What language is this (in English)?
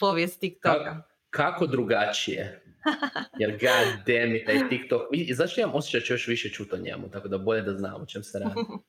Croatian